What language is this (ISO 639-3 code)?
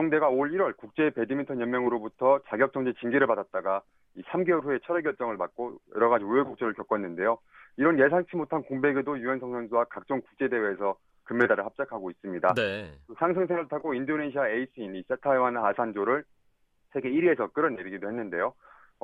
kor